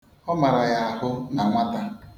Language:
Igbo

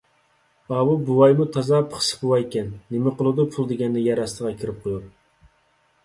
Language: Uyghur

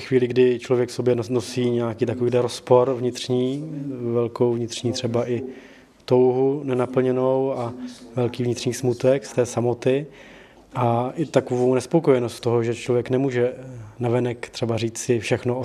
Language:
Czech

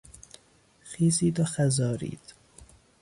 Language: Persian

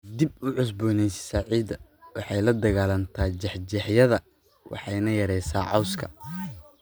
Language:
Somali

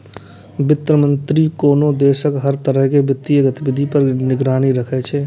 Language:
Maithili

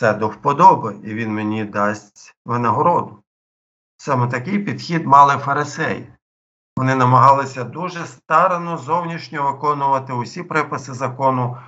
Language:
Ukrainian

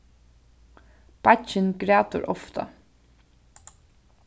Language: Faroese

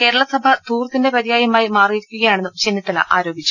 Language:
Malayalam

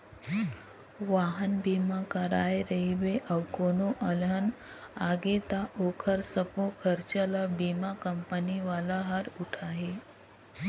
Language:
Chhattisgarhi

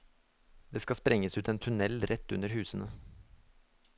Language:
Norwegian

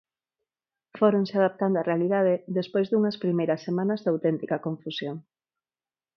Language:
Galician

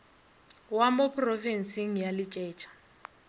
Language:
Northern Sotho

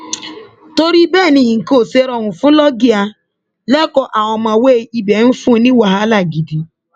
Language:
Yoruba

